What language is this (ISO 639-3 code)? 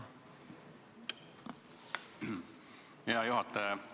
est